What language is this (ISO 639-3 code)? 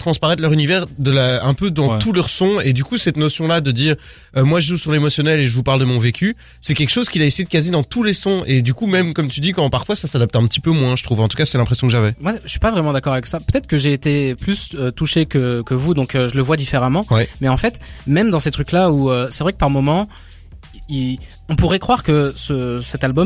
fra